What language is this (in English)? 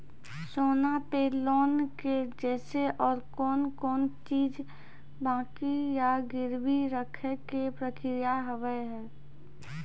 Maithili